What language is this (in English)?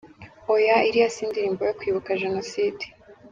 Kinyarwanda